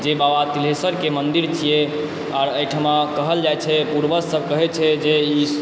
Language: Maithili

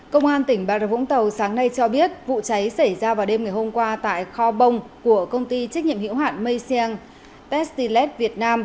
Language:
Vietnamese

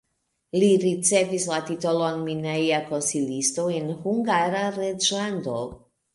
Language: Esperanto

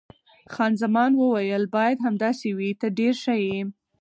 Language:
Pashto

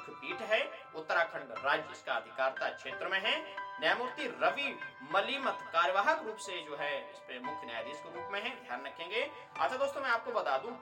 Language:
Hindi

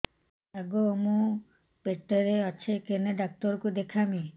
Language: Odia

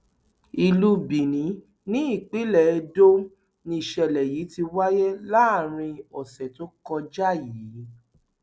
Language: Yoruba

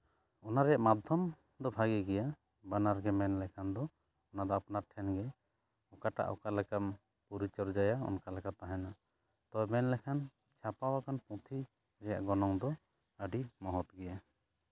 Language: Santali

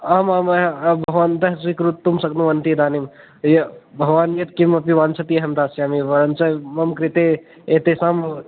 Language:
Sanskrit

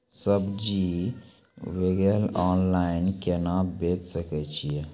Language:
Maithili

